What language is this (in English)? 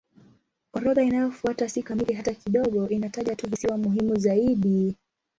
Swahili